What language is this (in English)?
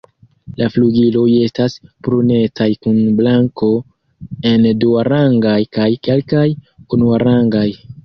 Esperanto